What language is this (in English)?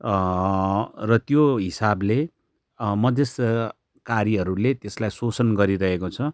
Nepali